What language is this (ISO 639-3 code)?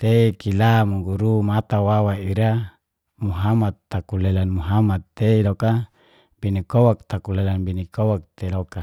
ges